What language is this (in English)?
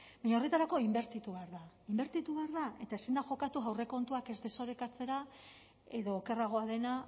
Basque